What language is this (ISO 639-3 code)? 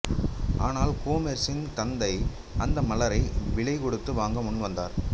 tam